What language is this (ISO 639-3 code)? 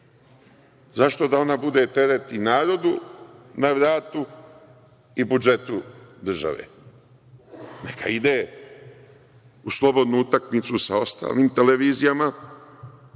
srp